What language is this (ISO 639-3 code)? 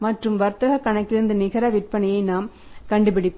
tam